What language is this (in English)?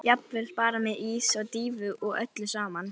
Icelandic